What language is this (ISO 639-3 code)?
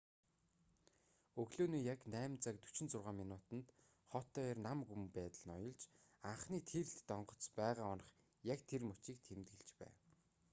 mon